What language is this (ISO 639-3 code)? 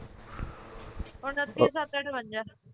pan